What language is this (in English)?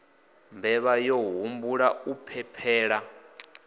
Venda